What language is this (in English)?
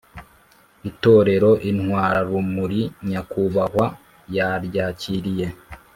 Kinyarwanda